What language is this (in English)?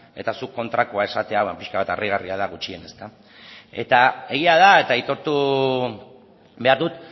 Basque